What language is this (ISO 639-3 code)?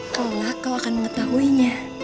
ind